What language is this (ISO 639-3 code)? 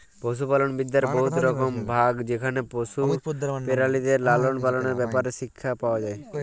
ben